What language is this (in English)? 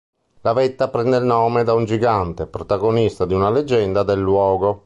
Italian